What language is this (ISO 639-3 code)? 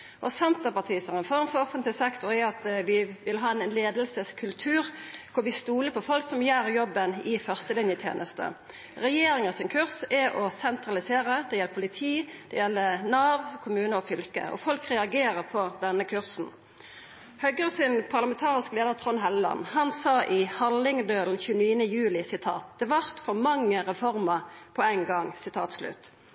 nno